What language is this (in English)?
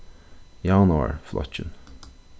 Faroese